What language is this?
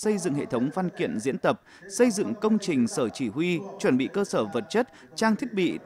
Vietnamese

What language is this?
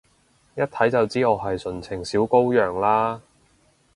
Cantonese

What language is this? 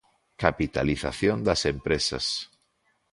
Galician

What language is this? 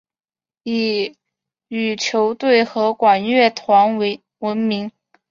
Chinese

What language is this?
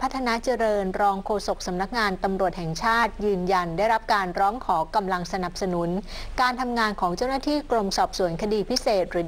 Thai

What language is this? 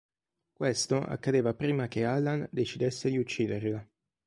Italian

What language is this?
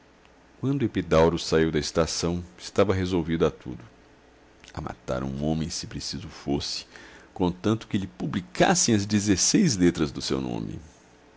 Portuguese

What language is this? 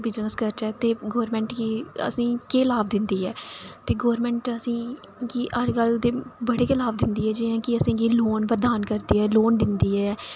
Dogri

